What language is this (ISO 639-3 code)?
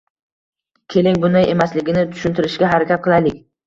uzb